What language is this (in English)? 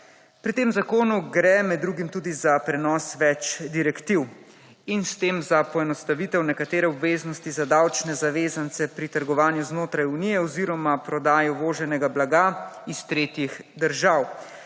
Slovenian